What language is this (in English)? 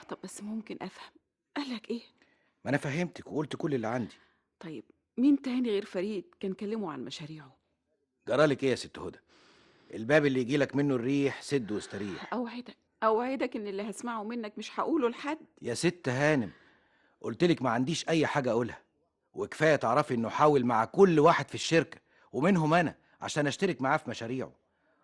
Arabic